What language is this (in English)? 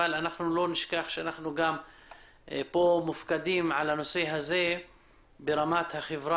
Hebrew